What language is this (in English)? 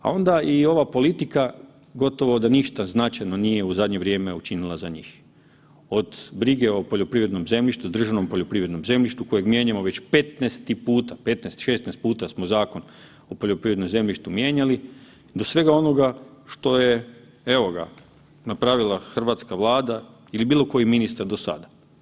Croatian